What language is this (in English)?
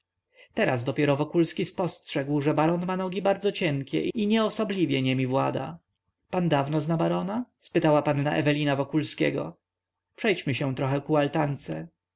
Polish